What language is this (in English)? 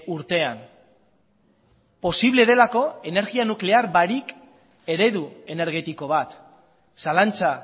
Basque